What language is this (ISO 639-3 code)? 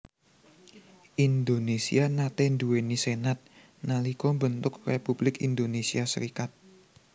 jav